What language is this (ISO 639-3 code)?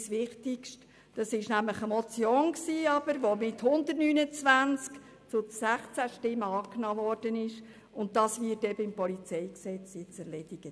gsw